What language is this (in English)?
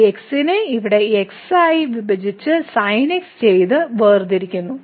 Malayalam